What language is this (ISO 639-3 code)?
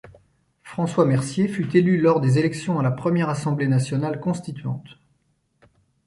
fra